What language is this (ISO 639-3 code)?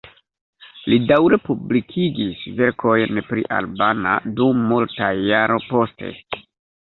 epo